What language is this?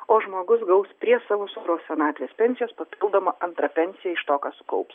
Lithuanian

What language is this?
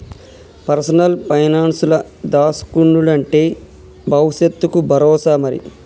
Telugu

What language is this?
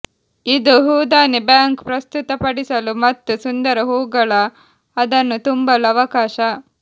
Kannada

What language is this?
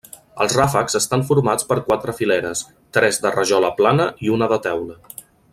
Catalan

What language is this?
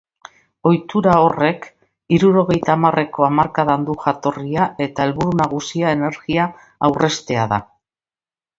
Basque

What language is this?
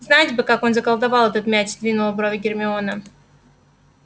Russian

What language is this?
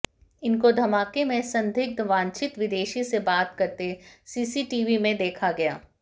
Hindi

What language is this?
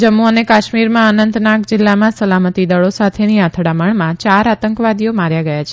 Gujarati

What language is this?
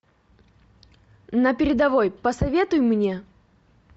Russian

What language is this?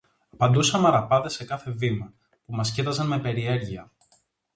Greek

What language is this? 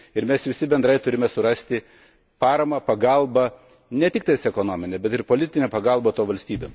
Lithuanian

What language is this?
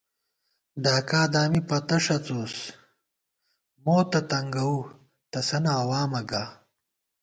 Gawar-Bati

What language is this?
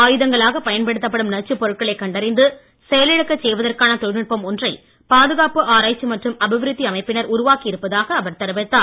Tamil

